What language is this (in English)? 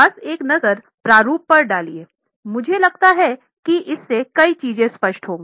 Hindi